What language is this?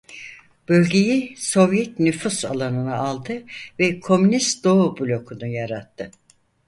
Turkish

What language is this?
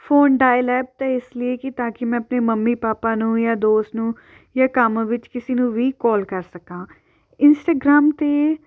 Punjabi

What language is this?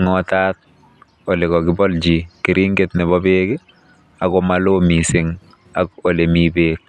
Kalenjin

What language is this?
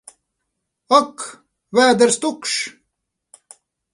Latvian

